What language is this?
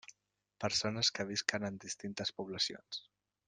Catalan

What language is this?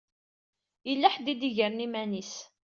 Kabyle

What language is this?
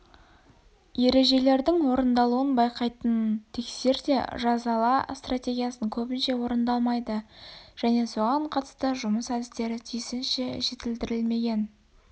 Kazakh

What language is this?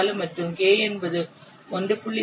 Tamil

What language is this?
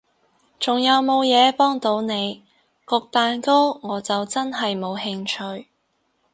Cantonese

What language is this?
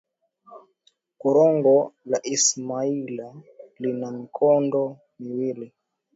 Swahili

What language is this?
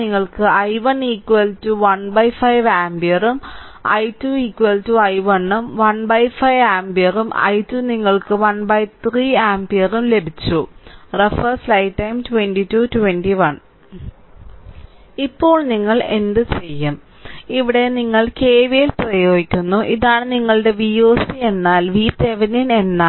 Malayalam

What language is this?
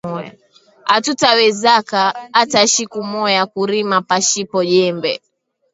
Swahili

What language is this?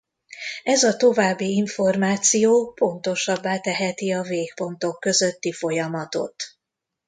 Hungarian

